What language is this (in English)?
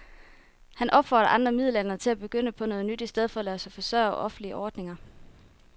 Danish